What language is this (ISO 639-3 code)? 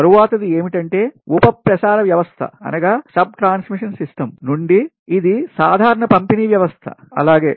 tel